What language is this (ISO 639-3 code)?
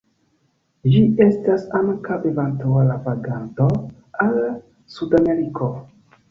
epo